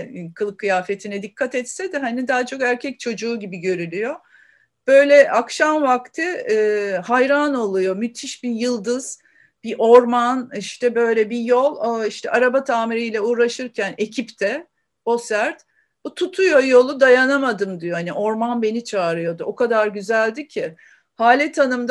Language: Turkish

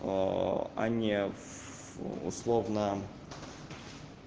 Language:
Russian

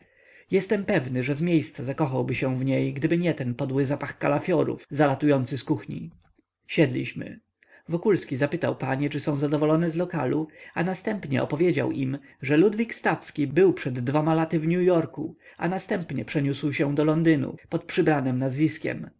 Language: Polish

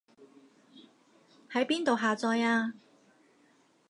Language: Cantonese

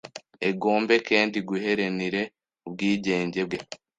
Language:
Kinyarwanda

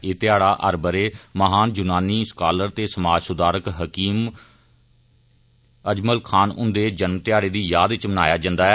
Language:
Dogri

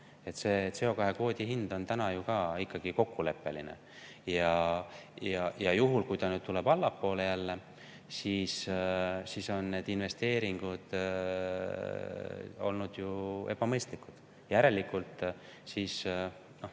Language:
Estonian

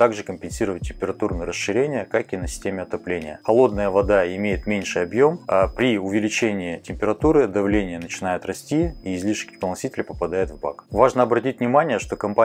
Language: Russian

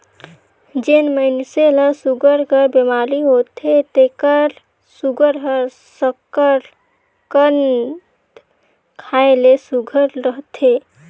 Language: Chhattisgarhi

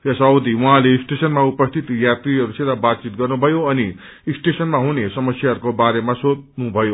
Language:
Nepali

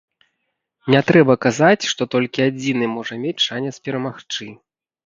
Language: Belarusian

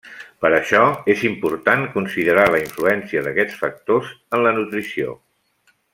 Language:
Catalan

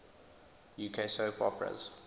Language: English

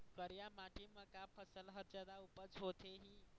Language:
Chhattisgarhi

